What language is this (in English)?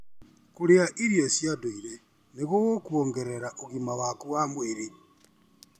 Kikuyu